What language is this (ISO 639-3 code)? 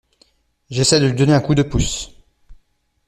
fra